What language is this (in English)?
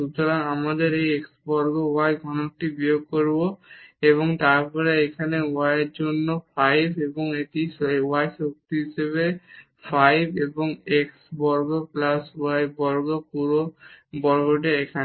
Bangla